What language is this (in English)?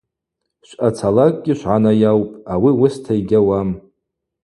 Abaza